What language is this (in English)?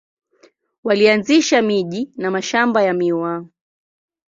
Swahili